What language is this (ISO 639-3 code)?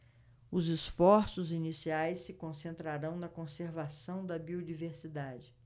por